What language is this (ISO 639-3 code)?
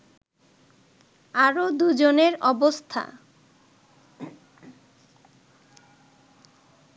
ben